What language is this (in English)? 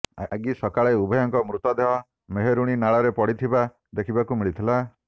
Odia